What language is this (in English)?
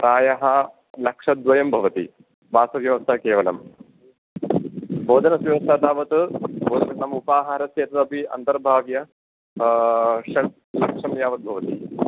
Sanskrit